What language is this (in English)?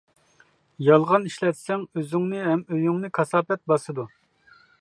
Uyghur